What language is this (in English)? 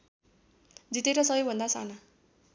Nepali